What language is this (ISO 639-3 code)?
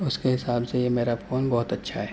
urd